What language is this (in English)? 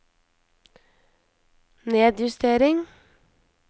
Norwegian